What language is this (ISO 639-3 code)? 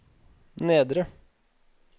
nor